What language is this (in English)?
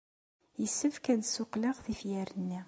Kabyle